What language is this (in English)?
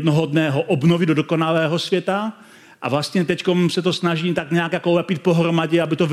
Czech